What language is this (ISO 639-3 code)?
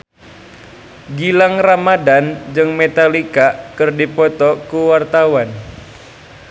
sun